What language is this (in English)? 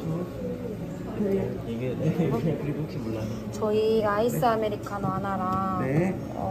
Korean